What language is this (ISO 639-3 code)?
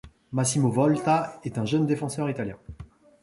fra